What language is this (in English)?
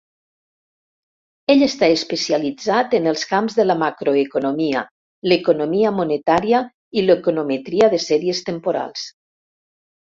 Catalan